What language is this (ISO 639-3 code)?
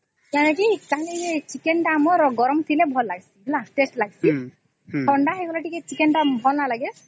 ori